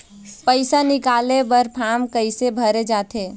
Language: Chhattisgarhi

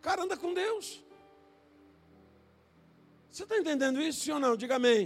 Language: Portuguese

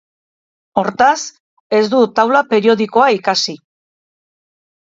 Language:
Basque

